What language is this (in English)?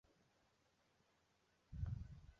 Chinese